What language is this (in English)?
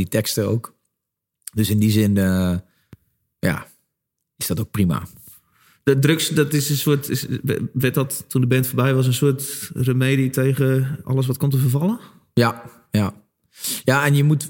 Dutch